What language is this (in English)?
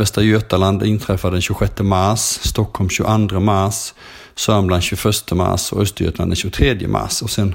Swedish